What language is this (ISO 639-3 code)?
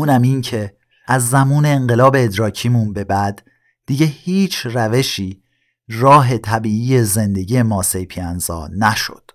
fas